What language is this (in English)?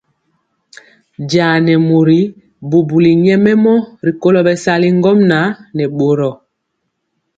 Mpiemo